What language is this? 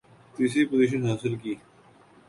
Urdu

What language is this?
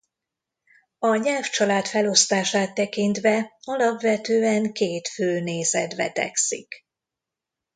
Hungarian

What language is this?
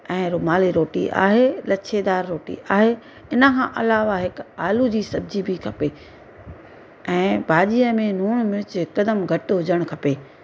Sindhi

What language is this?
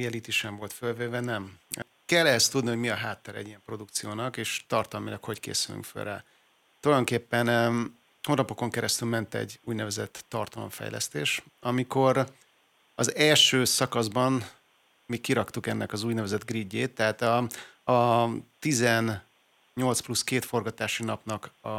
Hungarian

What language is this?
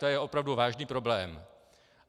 Czech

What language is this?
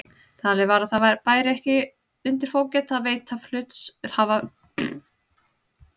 Icelandic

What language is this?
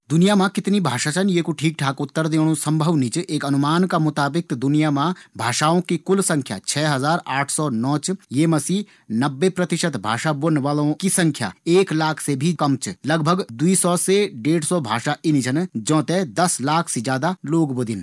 Garhwali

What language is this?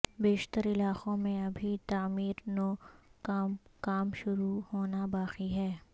Urdu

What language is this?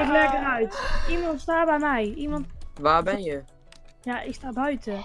Dutch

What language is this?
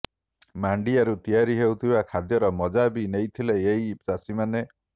Odia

